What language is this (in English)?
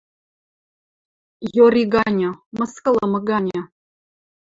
Western Mari